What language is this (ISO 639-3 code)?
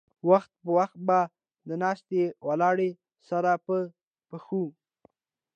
pus